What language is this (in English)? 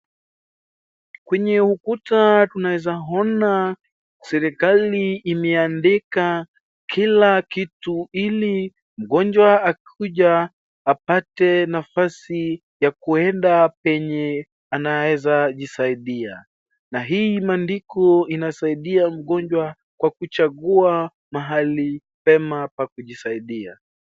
Swahili